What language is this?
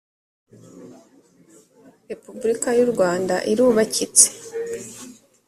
Kinyarwanda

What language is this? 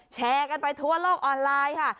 Thai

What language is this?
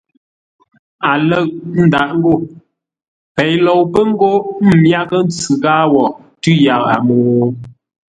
Ngombale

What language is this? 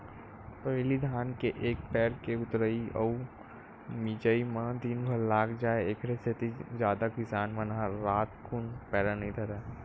Chhattisgarhi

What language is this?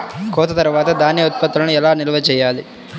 Telugu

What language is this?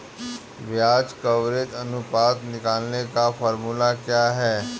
Hindi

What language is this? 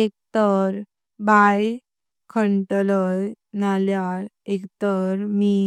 Konkani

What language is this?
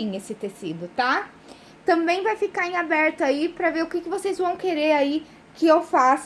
Portuguese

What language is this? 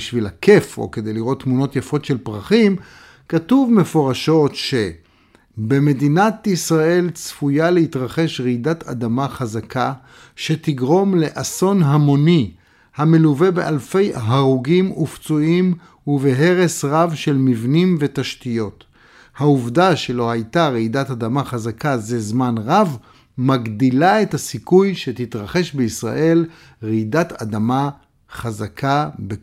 Hebrew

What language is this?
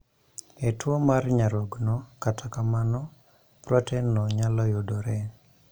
Luo (Kenya and Tanzania)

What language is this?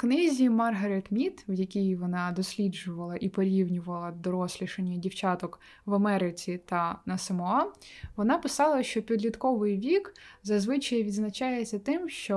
Ukrainian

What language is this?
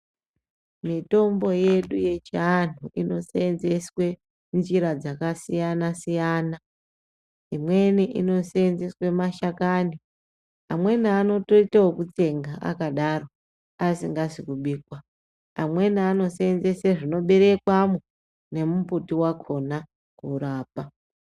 Ndau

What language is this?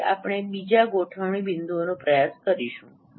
Gujarati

